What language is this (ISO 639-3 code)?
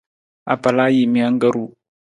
nmz